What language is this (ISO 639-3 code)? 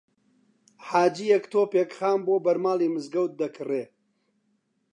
ckb